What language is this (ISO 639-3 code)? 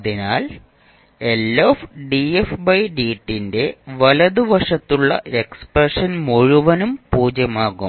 mal